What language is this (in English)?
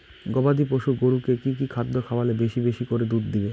Bangla